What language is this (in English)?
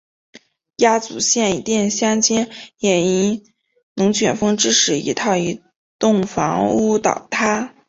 Chinese